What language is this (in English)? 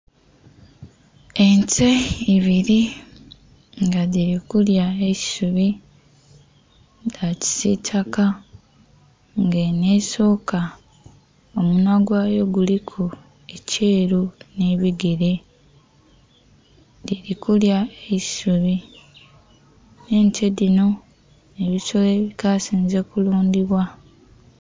Soga